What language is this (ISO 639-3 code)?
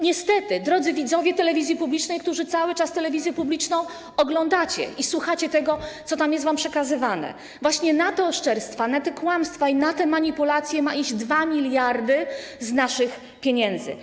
pol